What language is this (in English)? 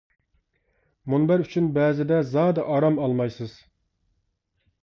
Uyghur